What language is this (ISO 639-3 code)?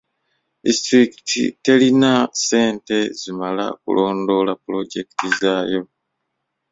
lug